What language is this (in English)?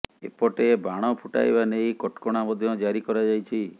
Odia